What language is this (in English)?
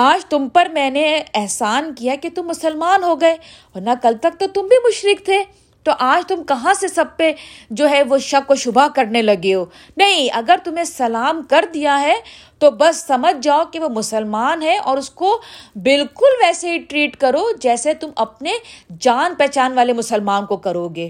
Urdu